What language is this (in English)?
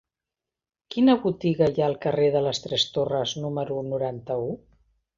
Catalan